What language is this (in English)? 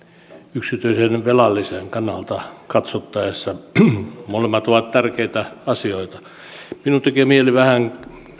Finnish